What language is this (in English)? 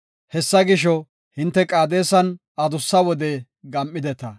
Gofa